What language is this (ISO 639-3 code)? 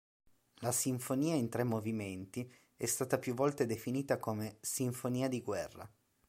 ita